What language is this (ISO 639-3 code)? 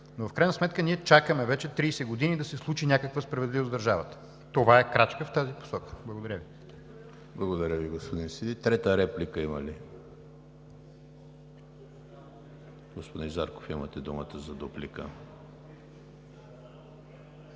bul